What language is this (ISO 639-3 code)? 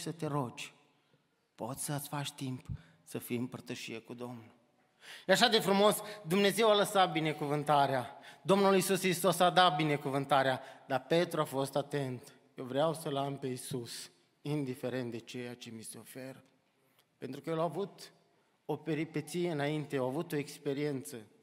ron